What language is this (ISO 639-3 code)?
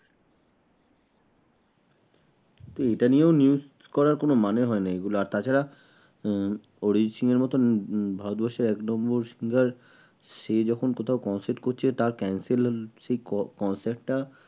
ben